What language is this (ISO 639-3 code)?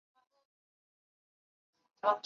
zho